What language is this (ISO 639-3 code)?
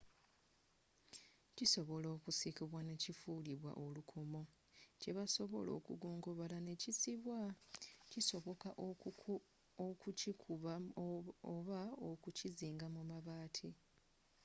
lug